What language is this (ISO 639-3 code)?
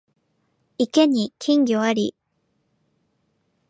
jpn